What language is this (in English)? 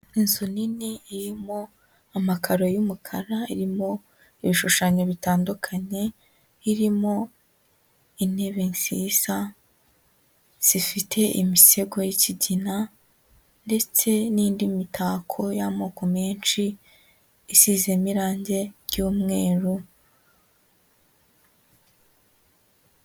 Kinyarwanda